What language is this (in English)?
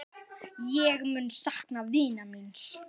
Icelandic